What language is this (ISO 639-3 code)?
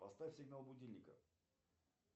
rus